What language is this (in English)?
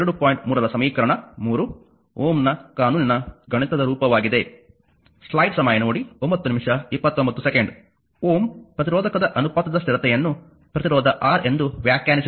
Kannada